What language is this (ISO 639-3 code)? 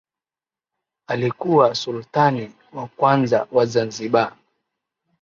swa